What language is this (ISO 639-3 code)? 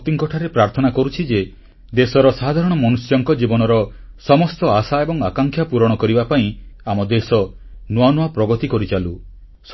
ori